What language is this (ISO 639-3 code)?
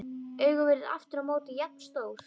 isl